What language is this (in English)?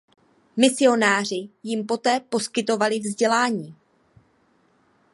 Czech